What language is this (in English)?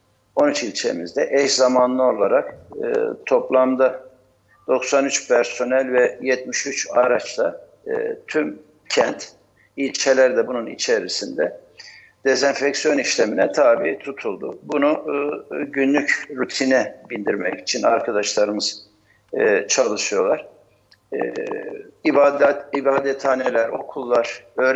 Turkish